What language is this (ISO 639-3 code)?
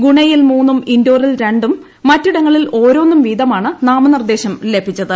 mal